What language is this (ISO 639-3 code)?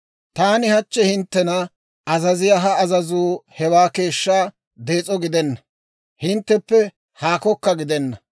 dwr